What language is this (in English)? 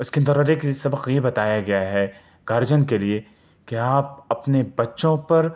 Urdu